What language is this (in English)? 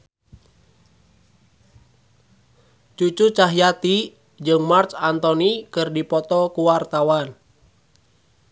Sundanese